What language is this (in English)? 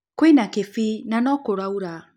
Kikuyu